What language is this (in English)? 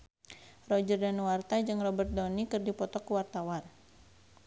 Sundanese